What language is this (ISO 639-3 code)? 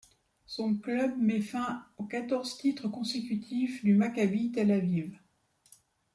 fra